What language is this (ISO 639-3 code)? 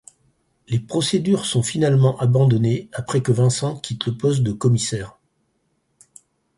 fra